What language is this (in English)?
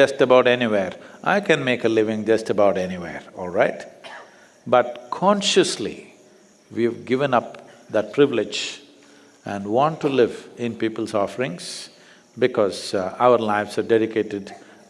English